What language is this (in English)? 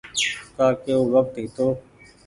Goaria